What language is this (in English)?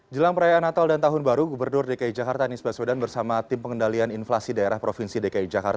Indonesian